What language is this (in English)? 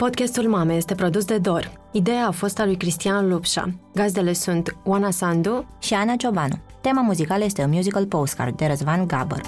Romanian